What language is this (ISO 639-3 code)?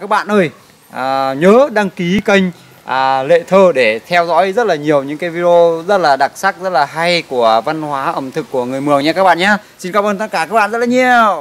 vie